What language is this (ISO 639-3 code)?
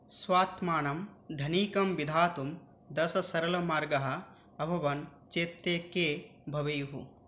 san